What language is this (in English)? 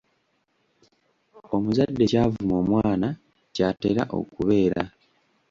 Ganda